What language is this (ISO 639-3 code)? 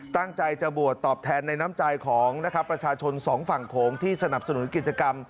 tha